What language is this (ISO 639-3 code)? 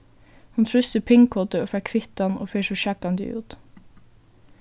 fao